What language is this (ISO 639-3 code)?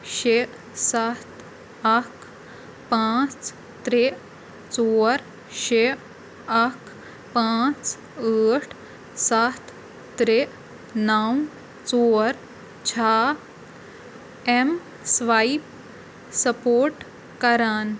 kas